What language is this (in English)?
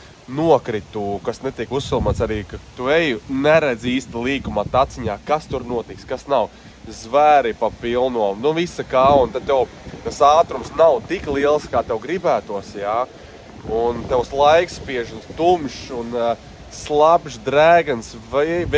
Latvian